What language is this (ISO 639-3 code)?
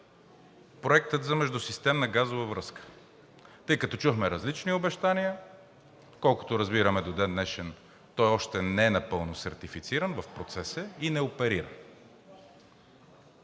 bul